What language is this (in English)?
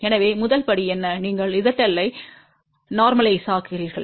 Tamil